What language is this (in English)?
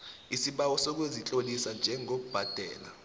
South Ndebele